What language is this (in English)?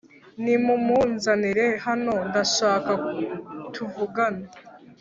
Kinyarwanda